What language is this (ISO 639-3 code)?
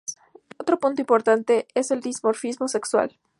spa